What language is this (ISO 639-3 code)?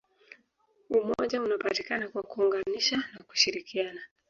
swa